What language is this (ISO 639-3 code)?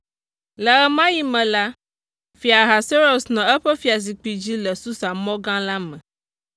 ewe